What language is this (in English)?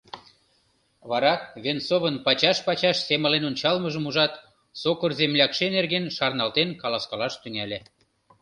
Mari